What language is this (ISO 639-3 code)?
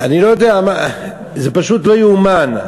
heb